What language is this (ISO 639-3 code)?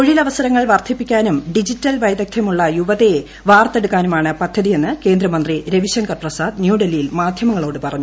mal